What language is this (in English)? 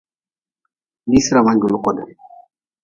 Nawdm